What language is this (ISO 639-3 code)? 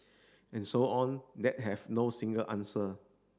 eng